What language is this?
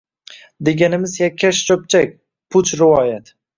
Uzbek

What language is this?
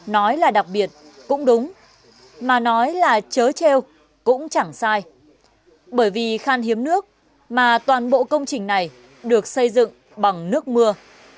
Vietnamese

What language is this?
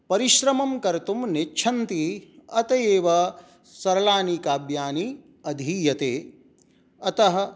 Sanskrit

